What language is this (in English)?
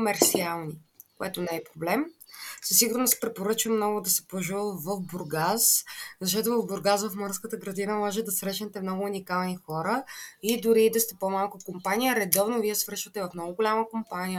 Bulgarian